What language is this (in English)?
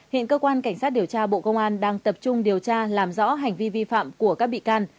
Vietnamese